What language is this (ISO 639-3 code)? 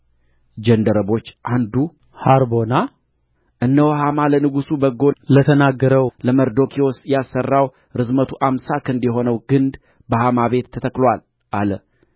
amh